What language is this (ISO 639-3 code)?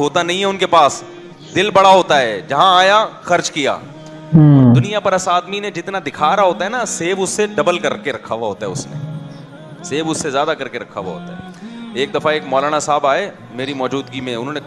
urd